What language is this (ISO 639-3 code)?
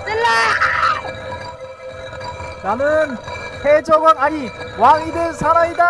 kor